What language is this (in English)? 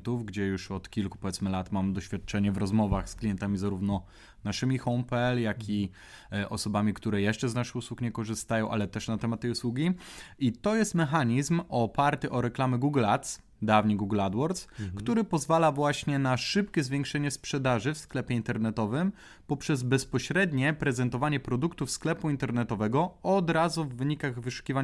Polish